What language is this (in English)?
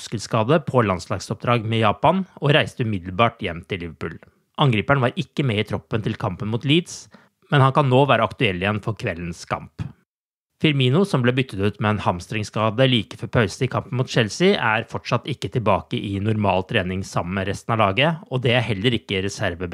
Norwegian